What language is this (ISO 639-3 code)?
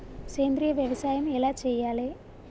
tel